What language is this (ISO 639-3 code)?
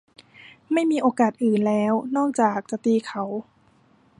tha